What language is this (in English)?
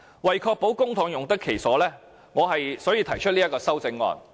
Cantonese